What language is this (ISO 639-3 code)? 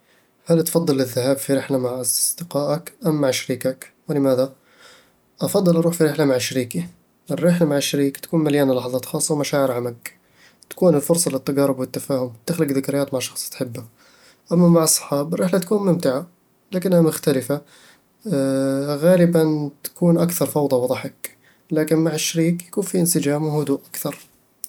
avl